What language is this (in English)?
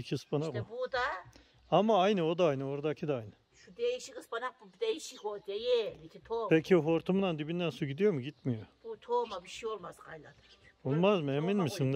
Turkish